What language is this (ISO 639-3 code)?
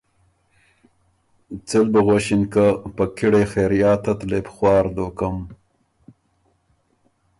oru